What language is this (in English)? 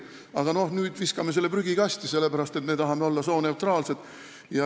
Estonian